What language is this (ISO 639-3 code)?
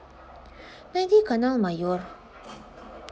rus